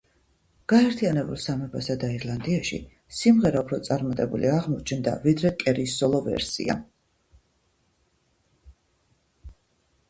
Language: Georgian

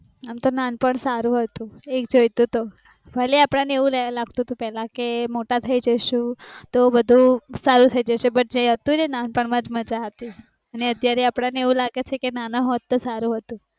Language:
Gujarati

